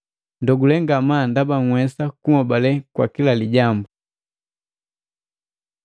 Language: Matengo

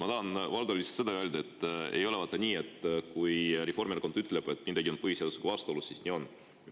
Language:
Estonian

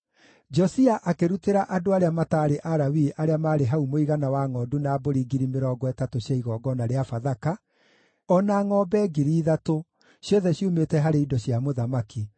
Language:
Kikuyu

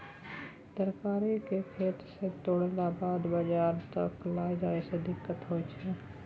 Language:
Maithili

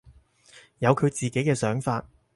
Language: Cantonese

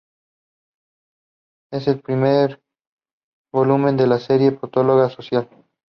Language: Spanish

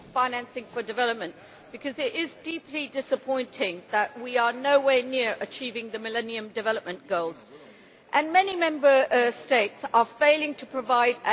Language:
English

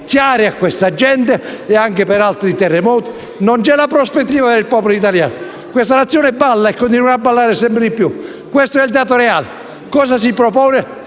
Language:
Italian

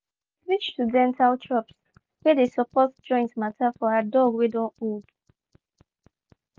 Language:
Nigerian Pidgin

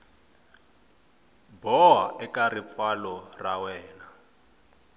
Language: Tsonga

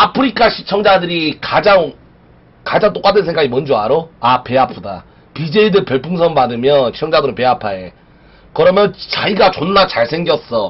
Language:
Korean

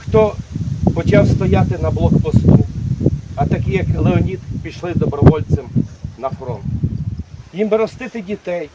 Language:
Ukrainian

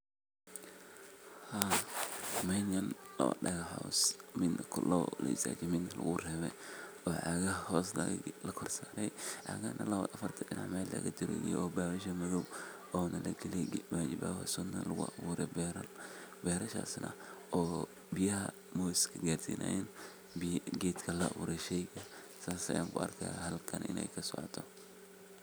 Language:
Somali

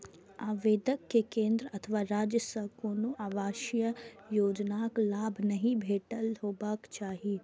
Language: Maithili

